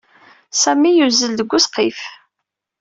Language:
Kabyle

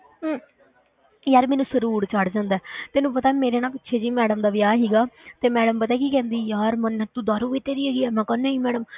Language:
Punjabi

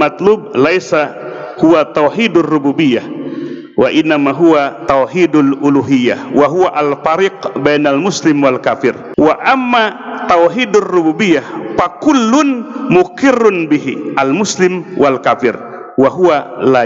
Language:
Indonesian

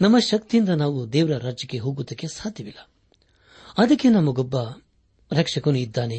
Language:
Kannada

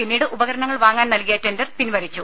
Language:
Malayalam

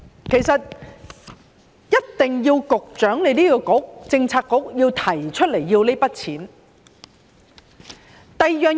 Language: Cantonese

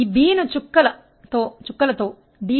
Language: Telugu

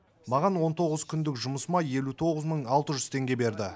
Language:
Kazakh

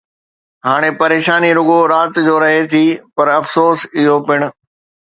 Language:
Sindhi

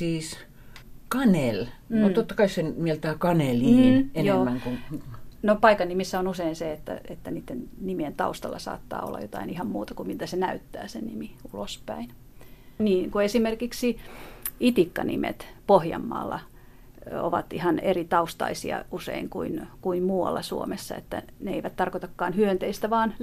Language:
Finnish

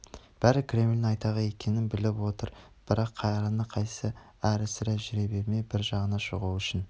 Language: Kazakh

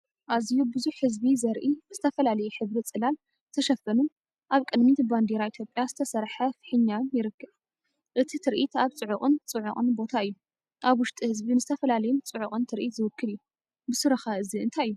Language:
Tigrinya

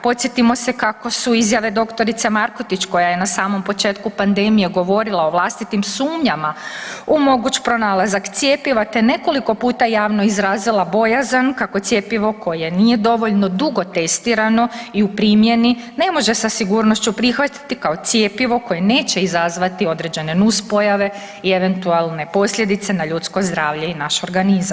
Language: Croatian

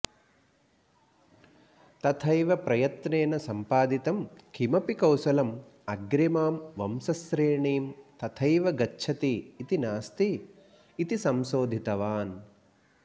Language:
Sanskrit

